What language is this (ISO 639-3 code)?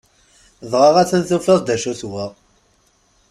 kab